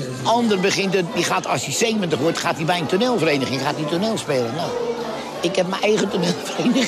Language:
Dutch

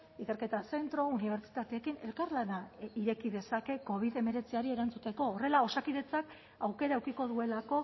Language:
Basque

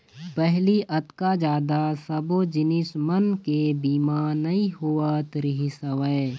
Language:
Chhattisgarhi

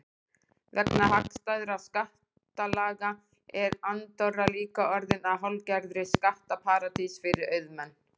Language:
Icelandic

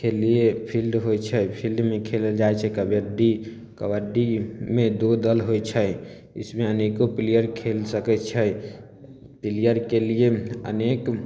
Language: Maithili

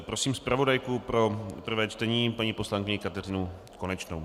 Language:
Czech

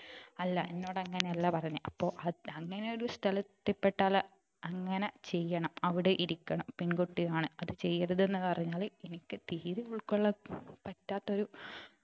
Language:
Malayalam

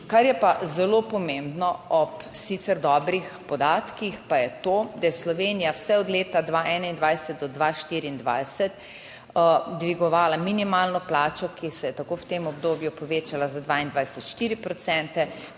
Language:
Slovenian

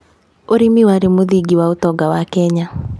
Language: Kikuyu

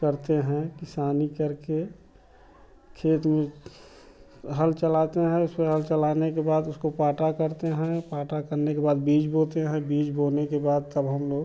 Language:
Hindi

